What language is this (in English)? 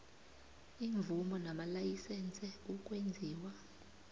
South Ndebele